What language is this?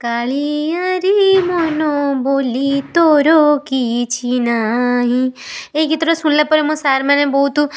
Odia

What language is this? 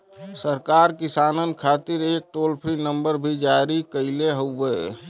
Bhojpuri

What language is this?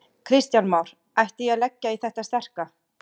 Icelandic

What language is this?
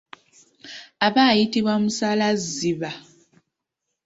Ganda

